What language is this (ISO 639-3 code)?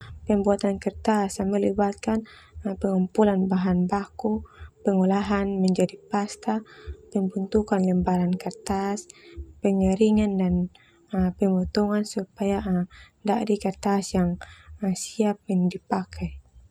twu